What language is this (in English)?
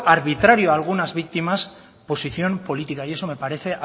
Spanish